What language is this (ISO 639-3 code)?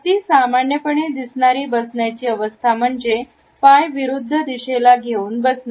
mar